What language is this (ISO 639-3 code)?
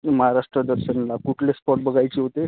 mar